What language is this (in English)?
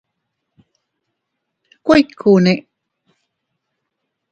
Teutila Cuicatec